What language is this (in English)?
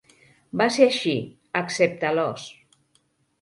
Catalan